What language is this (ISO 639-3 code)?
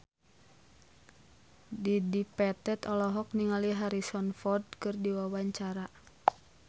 sun